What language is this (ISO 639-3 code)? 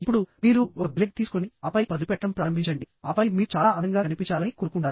tel